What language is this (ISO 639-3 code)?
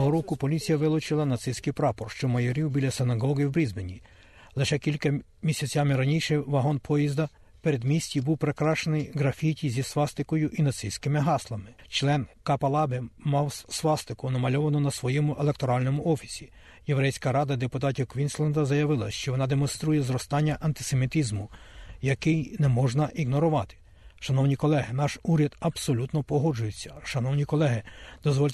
ukr